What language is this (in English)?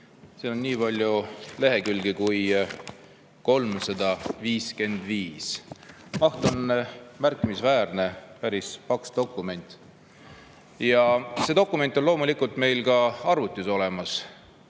Estonian